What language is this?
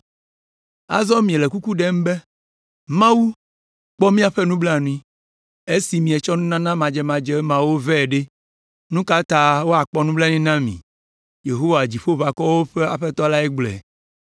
Ewe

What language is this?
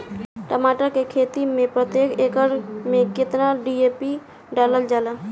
Bhojpuri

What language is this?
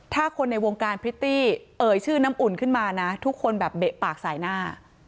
Thai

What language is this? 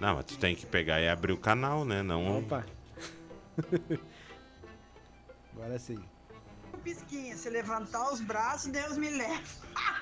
Portuguese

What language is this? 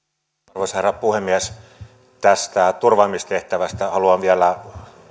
Finnish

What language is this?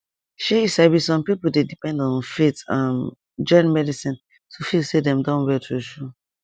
Nigerian Pidgin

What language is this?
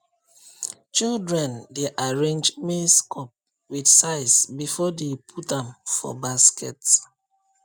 Nigerian Pidgin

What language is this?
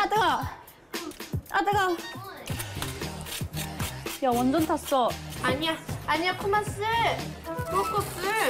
Korean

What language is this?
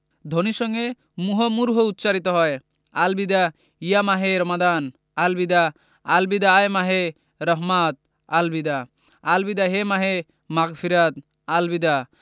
Bangla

